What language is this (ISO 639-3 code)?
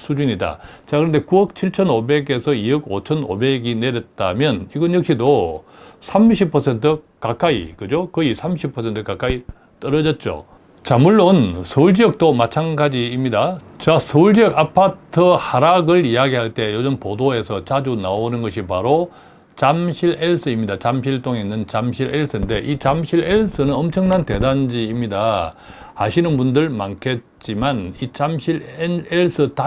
kor